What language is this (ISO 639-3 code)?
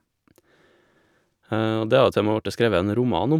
nor